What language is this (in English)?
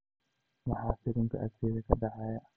Somali